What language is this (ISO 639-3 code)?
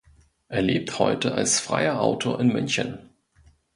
deu